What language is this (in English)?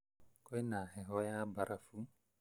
Kikuyu